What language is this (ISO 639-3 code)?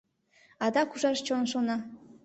chm